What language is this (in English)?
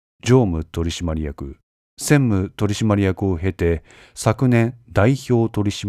Japanese